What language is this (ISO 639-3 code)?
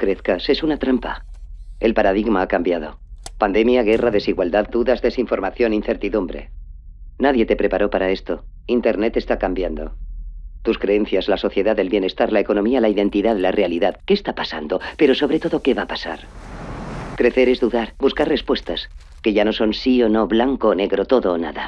spa